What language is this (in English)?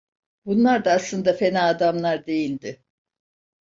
Turkish